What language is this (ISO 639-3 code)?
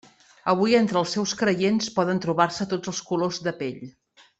cat